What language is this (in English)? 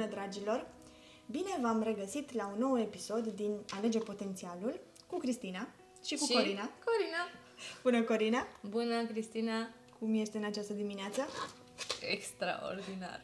Romanian